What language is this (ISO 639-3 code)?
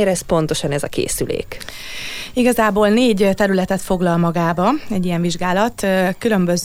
hun